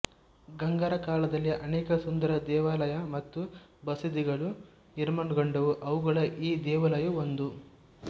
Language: Kannada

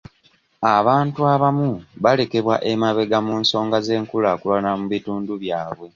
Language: Ganda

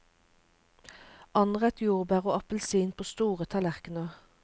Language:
Norwegian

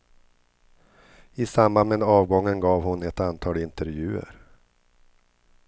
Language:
Swedish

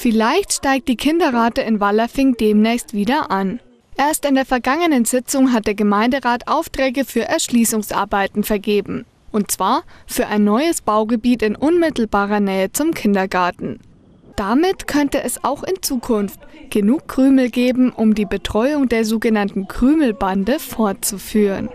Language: German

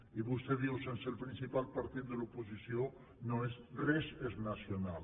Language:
Catalan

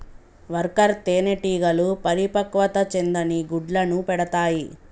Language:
Telugu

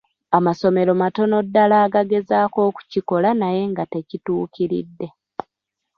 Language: Ganda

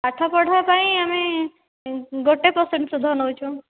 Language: Odia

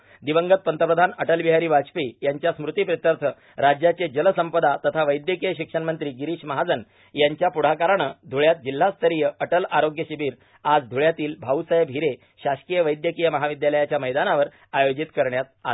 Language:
Marathi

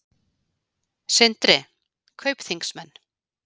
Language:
Icelandic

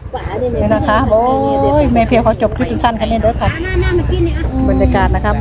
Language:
Thai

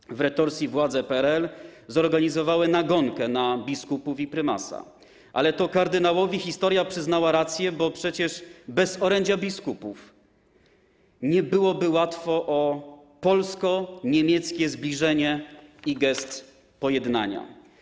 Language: Polish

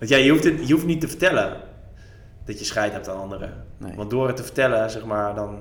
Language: Dutch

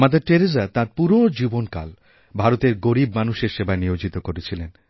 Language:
Bangla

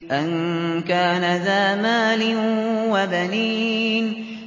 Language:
Arabic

